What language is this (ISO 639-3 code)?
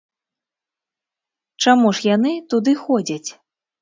bel